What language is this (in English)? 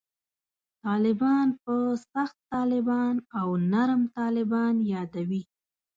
Pashto